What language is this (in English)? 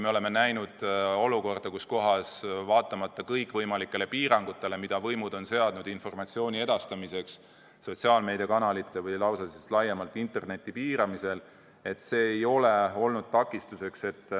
Estonian